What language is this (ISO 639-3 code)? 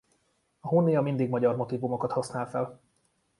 hun